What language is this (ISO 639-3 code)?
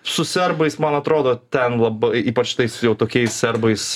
lit